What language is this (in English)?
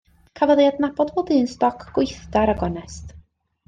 Welsh